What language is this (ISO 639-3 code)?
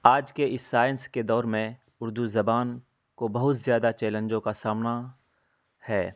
urd